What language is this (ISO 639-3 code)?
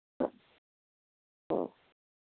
snd